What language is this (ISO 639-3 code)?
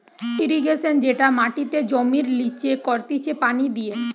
ben